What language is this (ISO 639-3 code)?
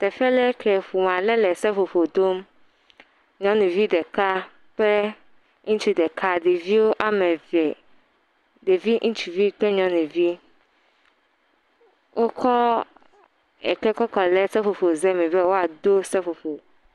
ewe